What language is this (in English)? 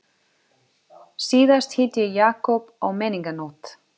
Icelandic